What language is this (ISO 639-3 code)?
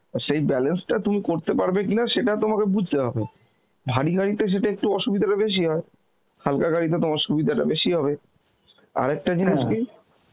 ben